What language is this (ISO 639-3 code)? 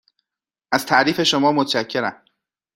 fas